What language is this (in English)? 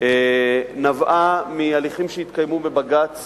Hebrew